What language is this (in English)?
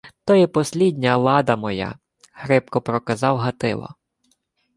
Ukrainian